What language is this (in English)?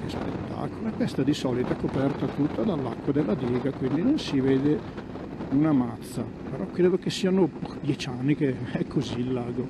Italian